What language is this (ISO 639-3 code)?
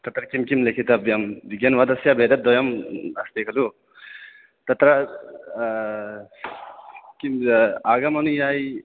san